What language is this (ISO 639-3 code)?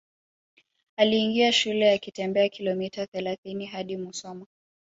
swa